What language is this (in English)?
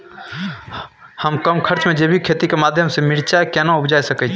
Maithili